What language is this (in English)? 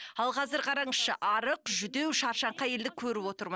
Kazakh